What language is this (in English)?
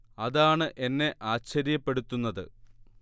Malayalam